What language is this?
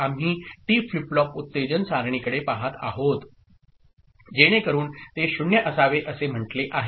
Marathi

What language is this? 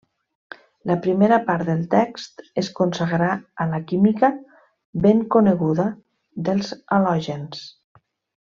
Catalan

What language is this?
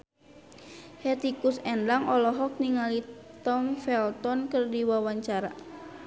Sundanese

